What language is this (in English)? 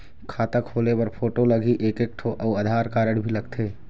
Chhattisgarhi